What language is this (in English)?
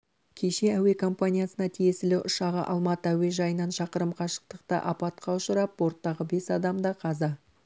Kazakh